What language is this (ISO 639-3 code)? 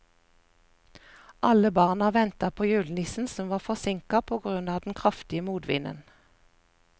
nor